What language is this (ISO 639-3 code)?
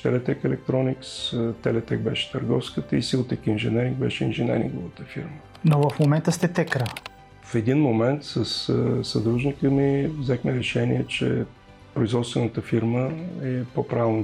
bul